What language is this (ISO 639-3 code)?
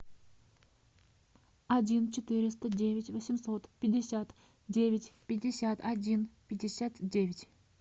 rus